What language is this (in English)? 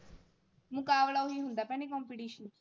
Punjabi